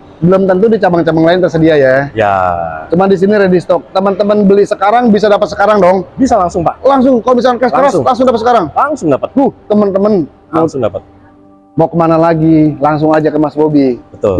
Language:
Indonesian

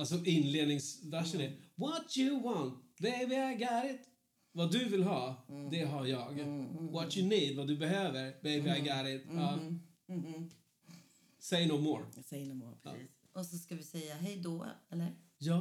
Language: Swedish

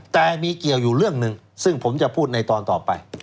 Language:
Thai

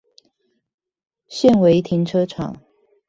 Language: Chinese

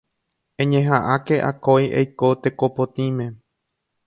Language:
Guarani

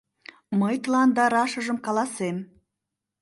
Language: Mari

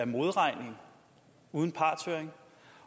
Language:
Danish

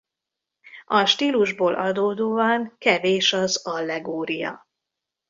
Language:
Hungarian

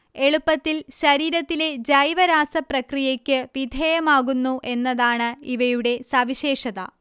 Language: Malayalam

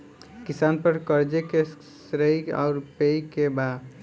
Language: Bhojpuri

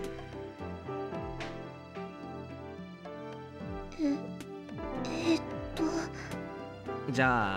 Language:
Japanese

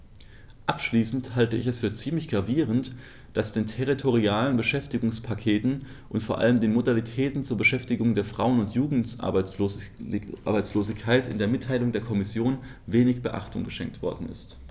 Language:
German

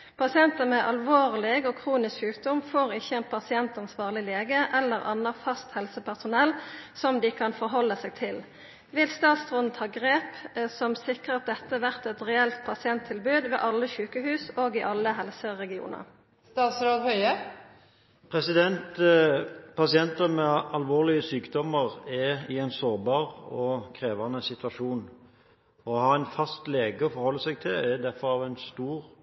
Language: Norwegian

